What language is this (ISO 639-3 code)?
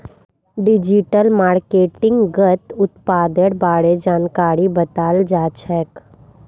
mag